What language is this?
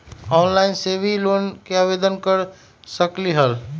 Magahi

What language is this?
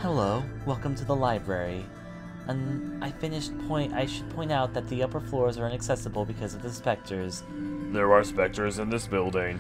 English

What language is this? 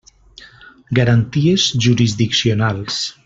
Catalan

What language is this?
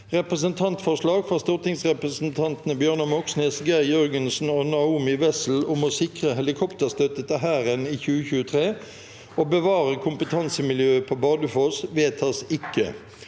Norwegian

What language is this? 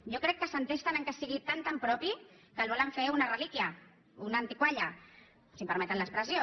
Catalan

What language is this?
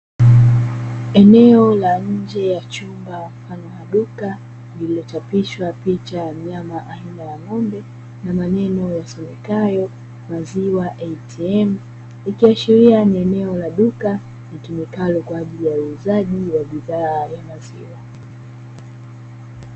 Swahili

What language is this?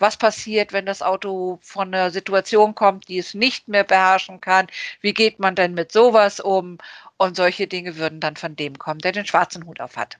German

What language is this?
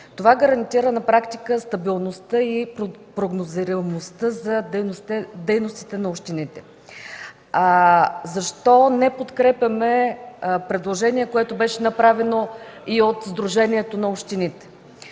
Bulgarian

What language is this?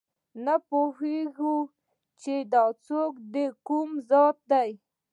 Pashto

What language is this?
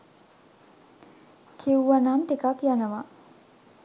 Sinhala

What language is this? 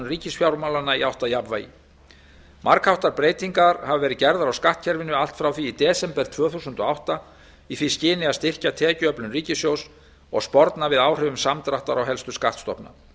Icelandic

